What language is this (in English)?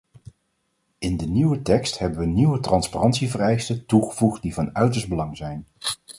Dutch